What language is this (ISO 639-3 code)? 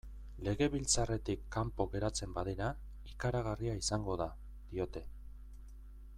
eus